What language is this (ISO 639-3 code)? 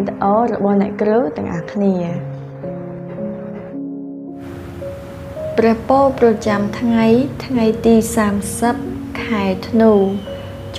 tha